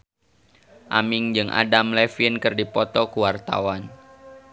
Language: Sundanese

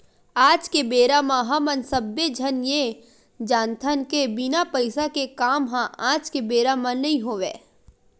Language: Chhattisgarhi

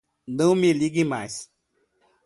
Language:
Portuguese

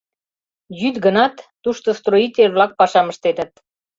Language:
Mari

